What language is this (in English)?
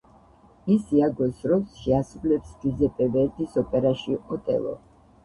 Georgian